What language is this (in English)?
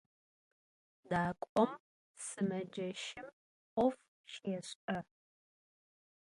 Adyghe